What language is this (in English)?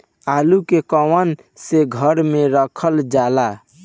Bhojpuri